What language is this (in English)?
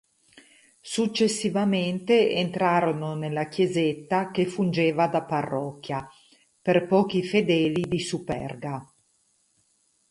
Italian